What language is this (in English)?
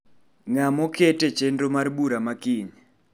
Luo (Kenya and Tanzania)